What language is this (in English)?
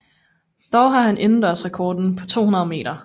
Danish